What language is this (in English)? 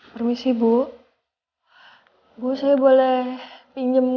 Indonesian